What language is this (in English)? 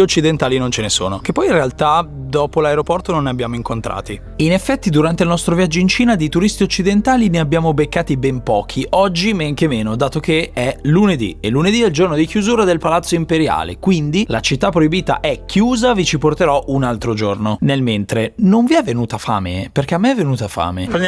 Italian